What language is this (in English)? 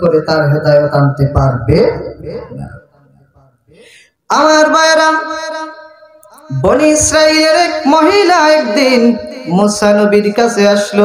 Arabic